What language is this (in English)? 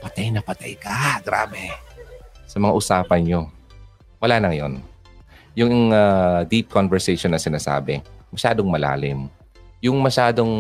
Filipino